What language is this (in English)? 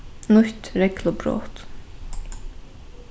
Faroese